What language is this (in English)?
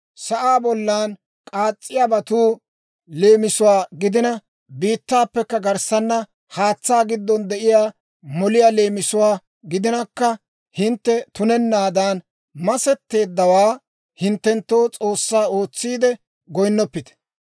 Dawro